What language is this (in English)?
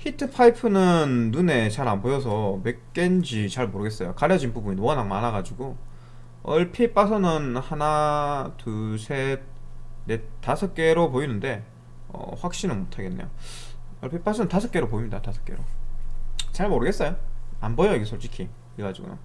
Korean